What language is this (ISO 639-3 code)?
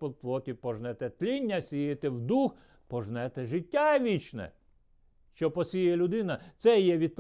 ukr